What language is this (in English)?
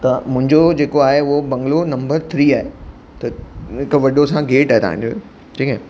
Sindhi